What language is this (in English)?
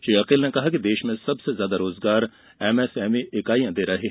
Hindi